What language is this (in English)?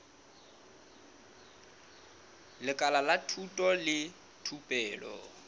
Southern Sotho